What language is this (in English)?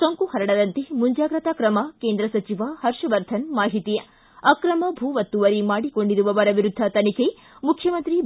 Kannada